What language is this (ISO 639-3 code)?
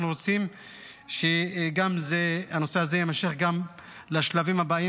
heb